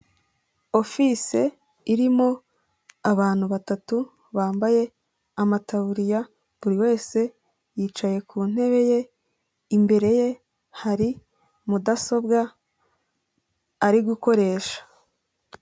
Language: Kinyarwanda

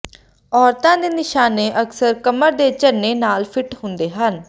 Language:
Punjabi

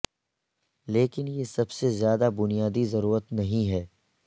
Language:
Urdu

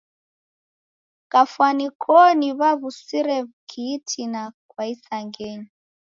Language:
Taita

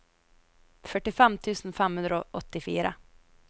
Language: Norwegian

